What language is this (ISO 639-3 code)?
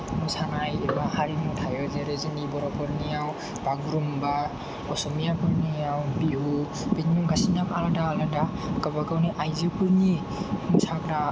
brx